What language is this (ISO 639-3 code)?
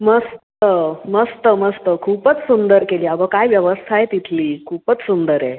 mar